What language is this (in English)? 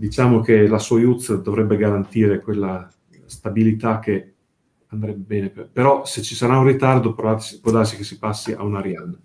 Italian